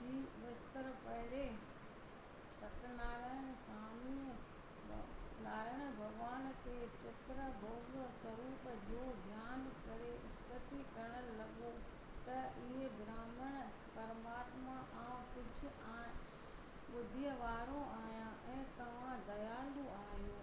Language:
Sindhi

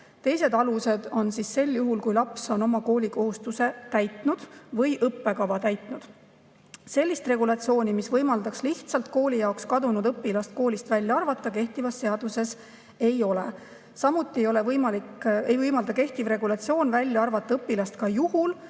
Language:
Estonian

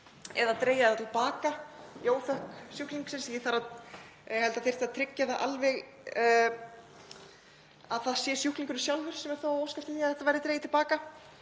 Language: Icelandic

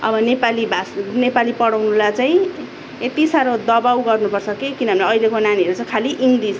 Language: Nepali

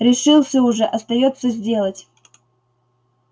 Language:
Russian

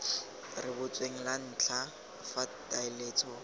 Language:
Tswana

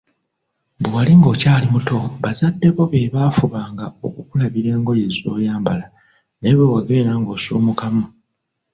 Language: Ganda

